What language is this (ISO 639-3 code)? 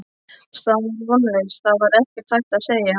isl